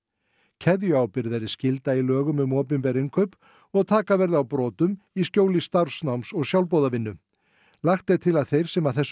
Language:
Icelandic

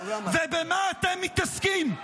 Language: Hebrew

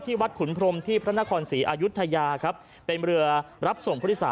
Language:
Thai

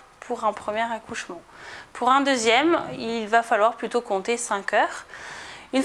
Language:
French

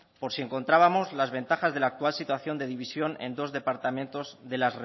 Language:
Spanish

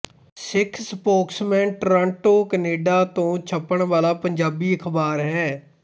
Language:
Punjabi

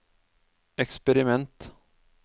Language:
Norwegian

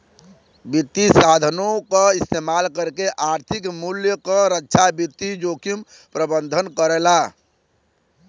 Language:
Bhojpuri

